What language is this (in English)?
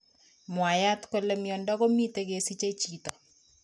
Kalenjin